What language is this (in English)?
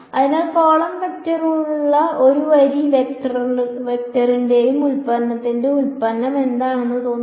Malayalam